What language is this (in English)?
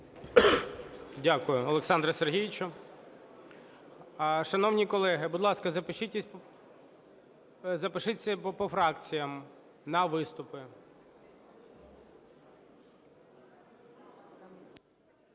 Ukrainian